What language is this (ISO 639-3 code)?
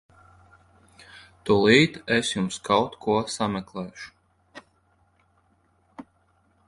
lav